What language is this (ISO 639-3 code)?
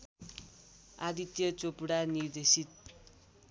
nep